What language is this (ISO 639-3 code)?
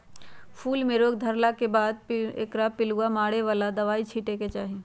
mag